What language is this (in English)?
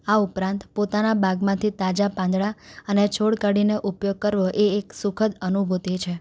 Gujarati